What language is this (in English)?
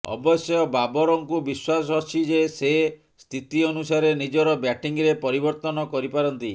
Odia